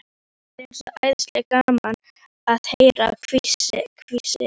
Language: Icelandic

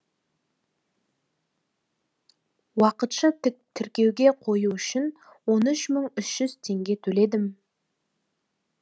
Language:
Kazakh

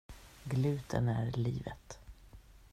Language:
Swedish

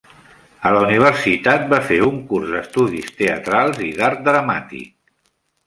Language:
Catalan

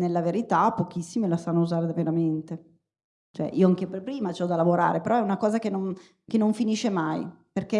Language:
Italian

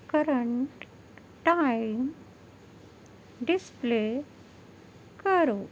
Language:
Urdu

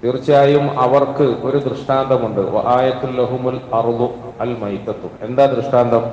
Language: Malayalam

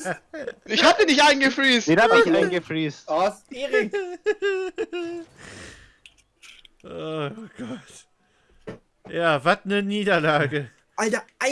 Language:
German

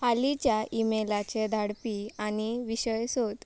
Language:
Konkani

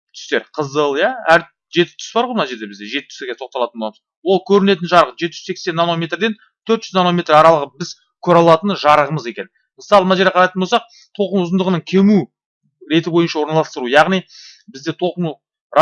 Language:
Turkish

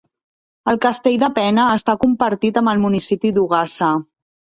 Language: Catalan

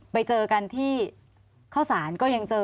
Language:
Thai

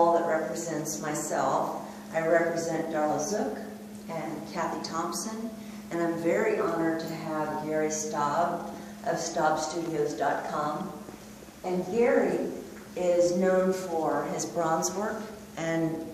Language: English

